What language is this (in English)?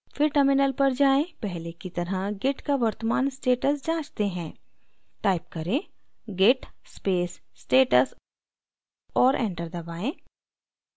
Hindi